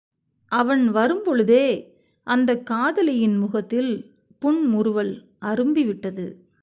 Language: Tamil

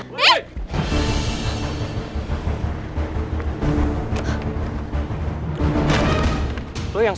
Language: Indonesian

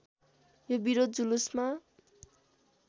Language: Nepali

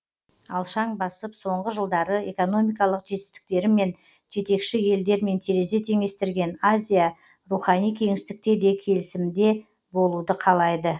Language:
Kazakh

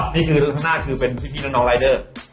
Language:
Thai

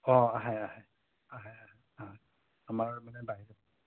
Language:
Assamese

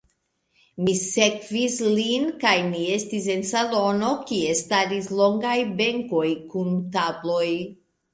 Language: Esperanto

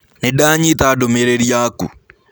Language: Kikuyu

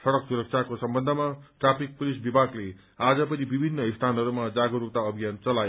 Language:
Nepali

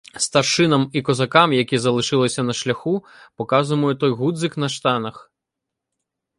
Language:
Ukrainian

